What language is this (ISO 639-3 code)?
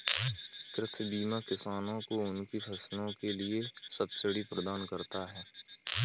hin